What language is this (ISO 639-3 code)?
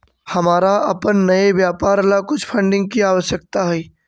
mag